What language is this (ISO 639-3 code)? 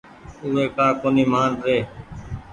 gig